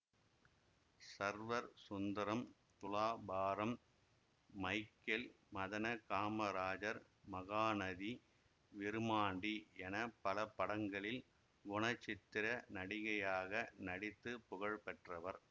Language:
Tamil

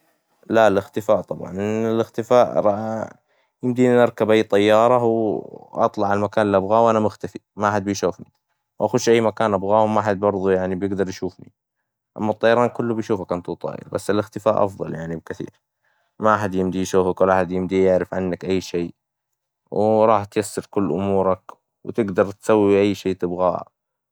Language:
Hijazi Arabic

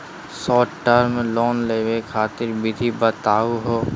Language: Magahi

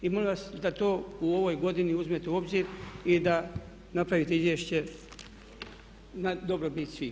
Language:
Croatian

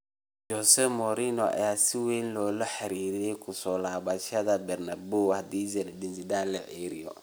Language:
Somali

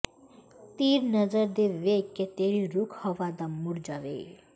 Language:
Punjabi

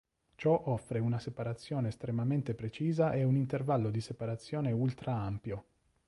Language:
Italian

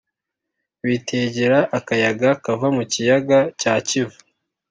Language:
Kinyarwanda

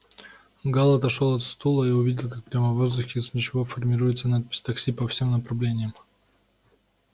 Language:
Russian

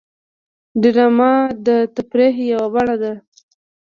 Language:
Pashto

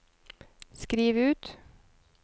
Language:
Norwegian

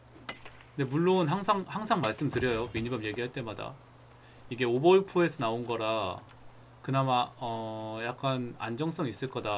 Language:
Korean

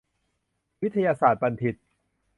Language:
Thai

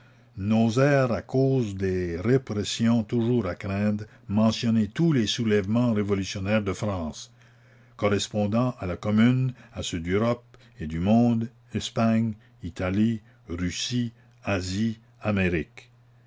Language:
French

